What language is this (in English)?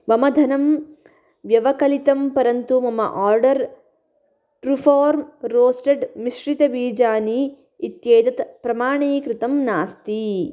Sanskrit